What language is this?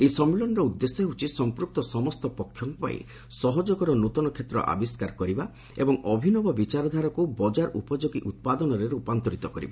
Odia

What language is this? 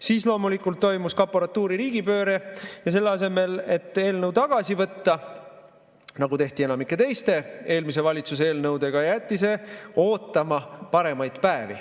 Estonian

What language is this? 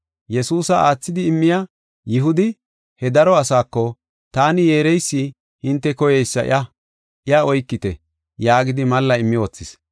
Gofa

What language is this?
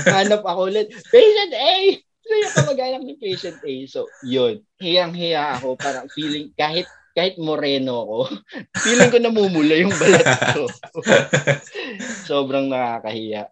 Filipino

